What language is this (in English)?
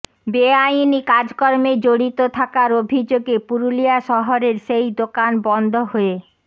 Bangla